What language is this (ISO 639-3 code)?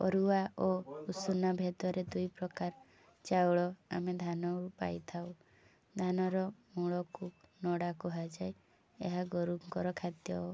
ori